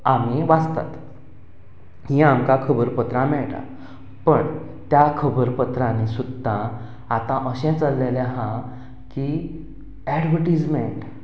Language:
Konkani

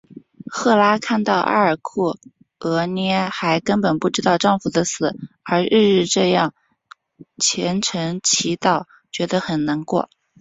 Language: Chinese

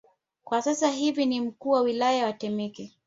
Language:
Swahili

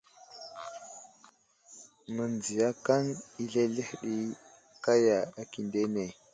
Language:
Wuzlam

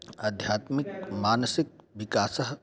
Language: Sanskrit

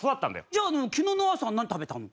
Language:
Japanese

